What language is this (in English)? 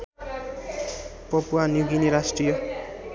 Nepali